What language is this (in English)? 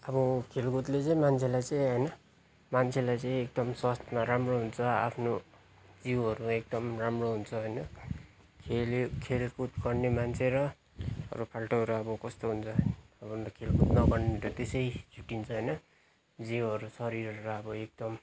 Nepali